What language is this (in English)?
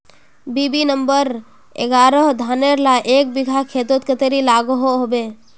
Magahi